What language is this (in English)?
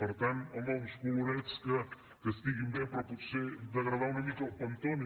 Catalan